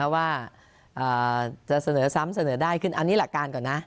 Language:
Thai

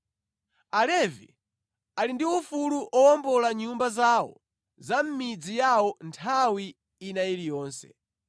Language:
Nyanja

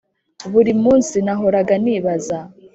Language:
Kinyarwanda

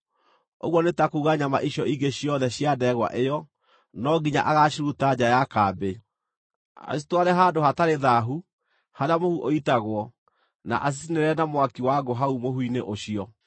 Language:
Kikuyu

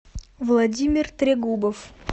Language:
Russian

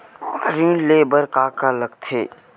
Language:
Chhattisgarhi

